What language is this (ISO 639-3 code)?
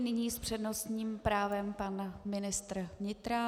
ces